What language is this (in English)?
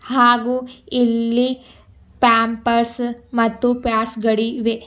Kannada